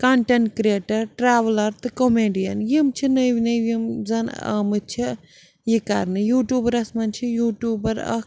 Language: Kashmiri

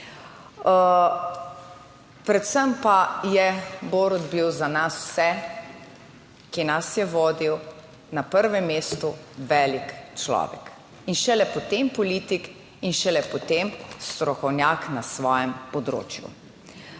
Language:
Slovenian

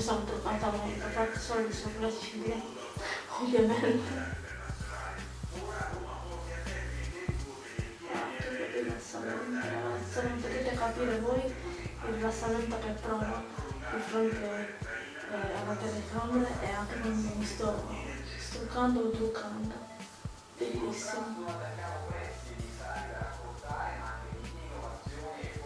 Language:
Italian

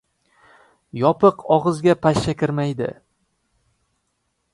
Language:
Uzbek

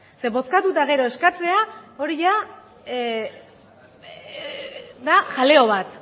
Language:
Basque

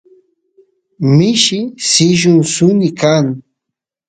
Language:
Santiago del Estero Quichua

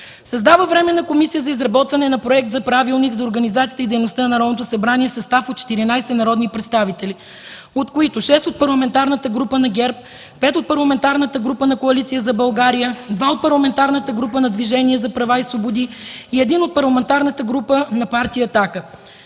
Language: Bulgarian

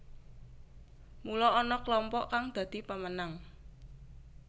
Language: Javanese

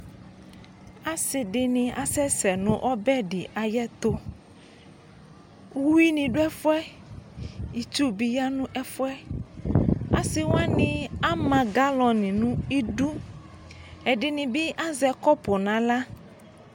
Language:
Ikposo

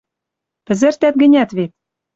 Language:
Western Mari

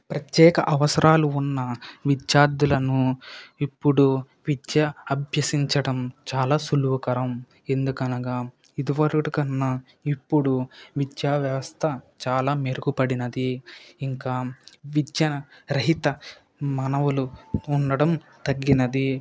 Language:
Telugu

